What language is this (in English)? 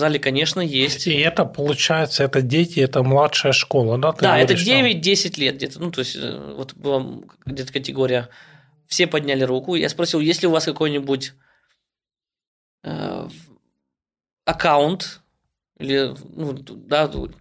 Russian